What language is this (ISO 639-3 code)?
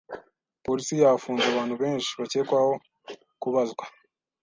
kin